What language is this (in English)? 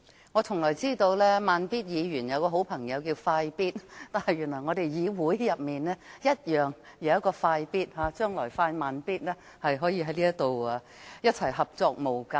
Cantonese